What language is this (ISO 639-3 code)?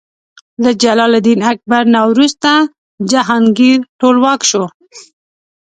pus